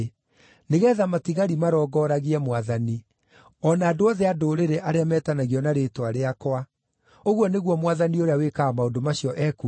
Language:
Kikuyu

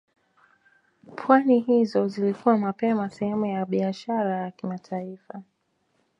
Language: Swahili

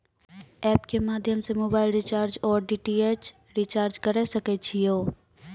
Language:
Maithili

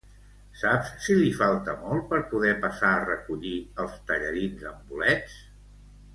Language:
Catalan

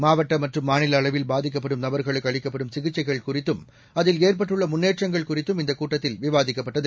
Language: Tamil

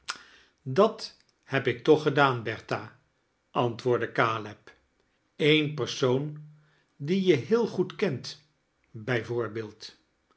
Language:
Dutch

